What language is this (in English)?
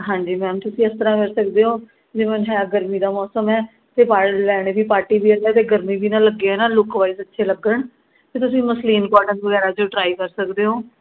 Punjabi